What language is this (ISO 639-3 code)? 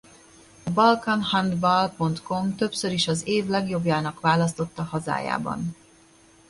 hun